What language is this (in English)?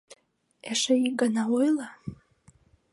Mari